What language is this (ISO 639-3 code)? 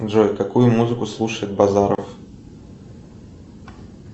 rus